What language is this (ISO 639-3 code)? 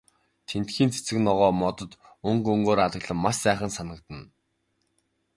mon